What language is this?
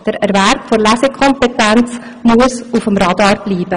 Swiss German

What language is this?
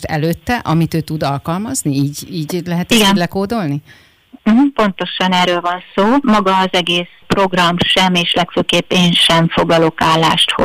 Hungarian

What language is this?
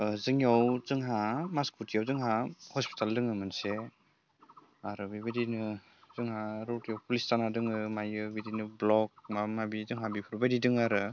Bodo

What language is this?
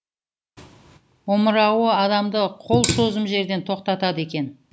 Kazakh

